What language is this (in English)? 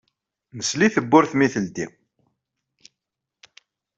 Kabyle